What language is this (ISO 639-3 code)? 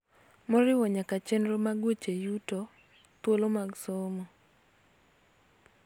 luo